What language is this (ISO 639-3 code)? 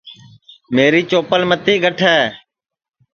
ssi